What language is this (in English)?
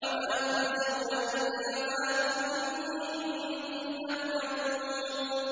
Arabic